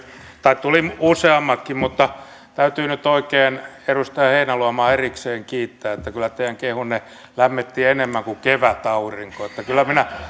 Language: Finnish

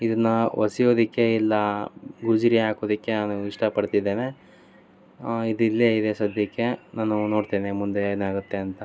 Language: Kannada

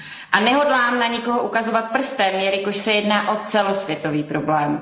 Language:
Czech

